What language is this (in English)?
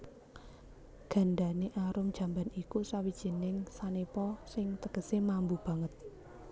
Javanese